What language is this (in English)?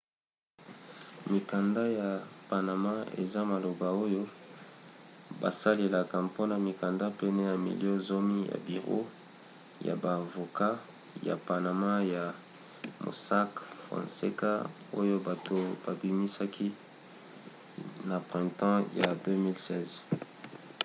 Lingala